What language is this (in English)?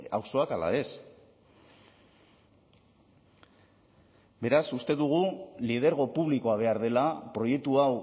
Basque